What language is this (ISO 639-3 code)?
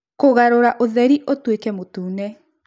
kik